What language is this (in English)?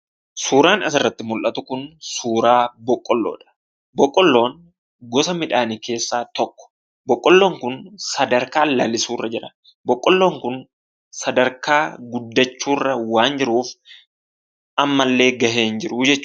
Oromo